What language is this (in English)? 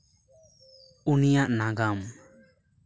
Santali